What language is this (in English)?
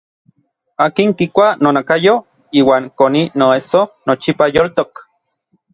Orizaba Nahuatl